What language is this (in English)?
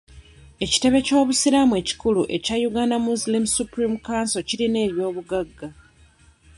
Ganda